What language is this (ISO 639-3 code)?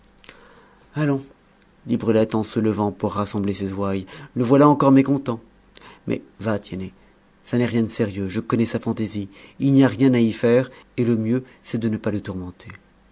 fra